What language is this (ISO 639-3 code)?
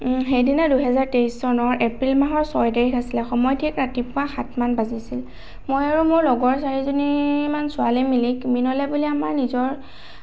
asm